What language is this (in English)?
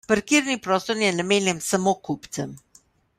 Slovenian